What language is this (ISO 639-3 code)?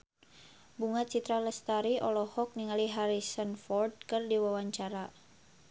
sun